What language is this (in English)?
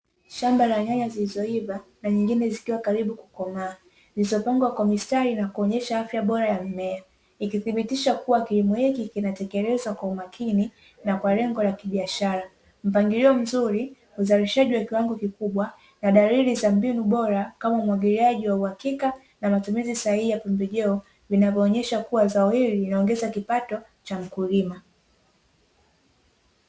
Swahili